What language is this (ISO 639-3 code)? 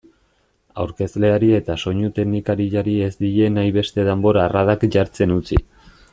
eus